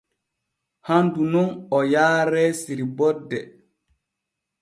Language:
Borgu Fulfulde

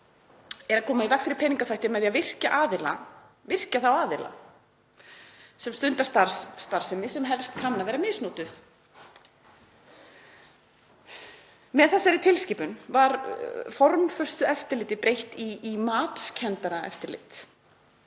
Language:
Icelandic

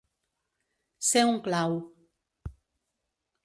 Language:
Catalan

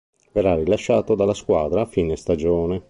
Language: Italian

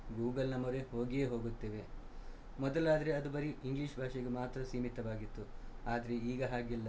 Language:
Kannada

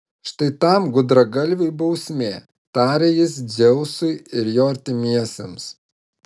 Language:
Lithuanian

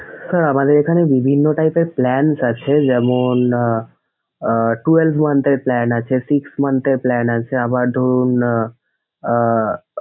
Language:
Bangla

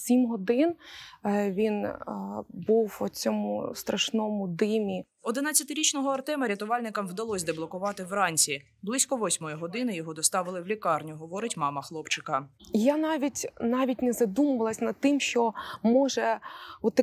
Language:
Ukrainian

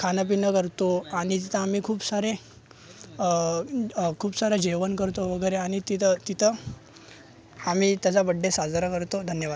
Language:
Marathi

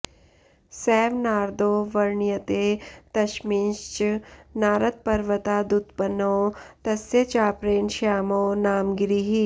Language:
Sanskrit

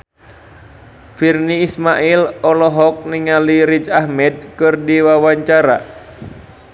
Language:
Sundanese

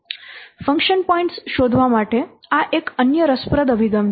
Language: Gujarati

